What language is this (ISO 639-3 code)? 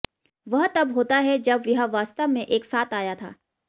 hin